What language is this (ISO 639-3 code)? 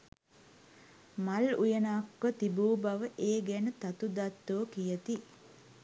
sin